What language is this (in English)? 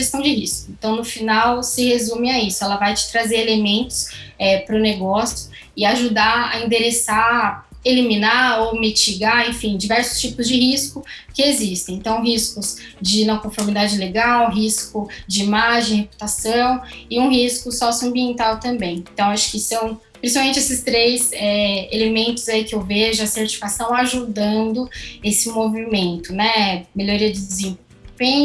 Portuguese